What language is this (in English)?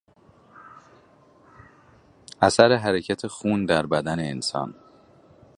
Persian